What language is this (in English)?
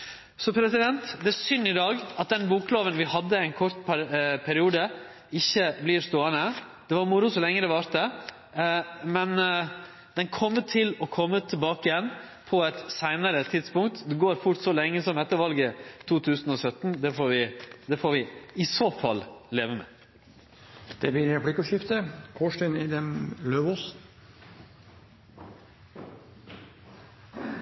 Norwegian